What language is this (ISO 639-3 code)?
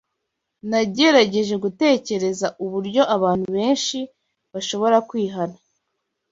kin